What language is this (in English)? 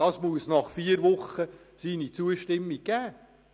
Swiss German